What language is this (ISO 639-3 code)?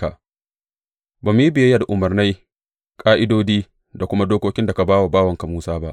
hau